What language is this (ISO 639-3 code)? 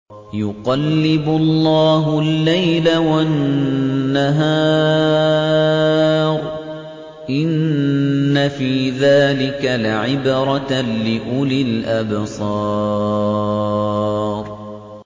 ara